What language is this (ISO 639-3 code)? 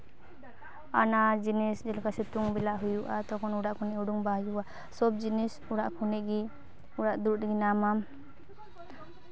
sat